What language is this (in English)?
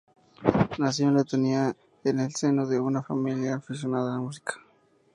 Spanish